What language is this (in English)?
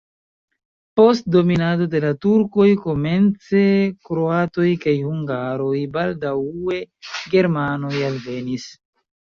Esperanto